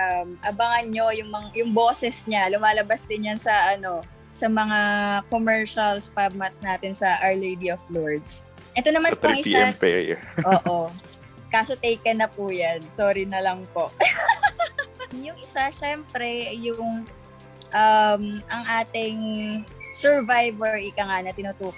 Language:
Filipino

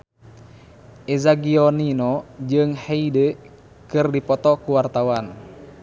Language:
Sundanese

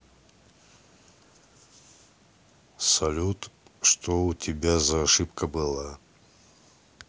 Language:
Russian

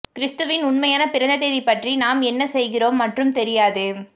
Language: Tamil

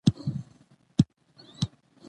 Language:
Pashto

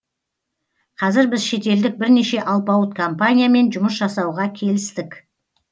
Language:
Kazakh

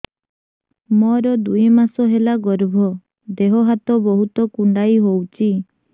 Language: Odia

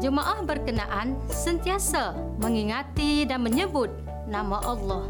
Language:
Malay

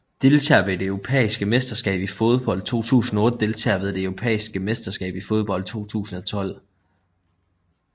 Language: Danish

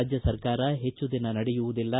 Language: Kannada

